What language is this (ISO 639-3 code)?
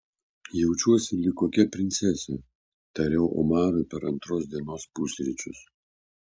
lit